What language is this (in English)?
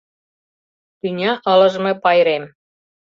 Mari